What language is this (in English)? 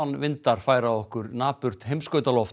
Icelandic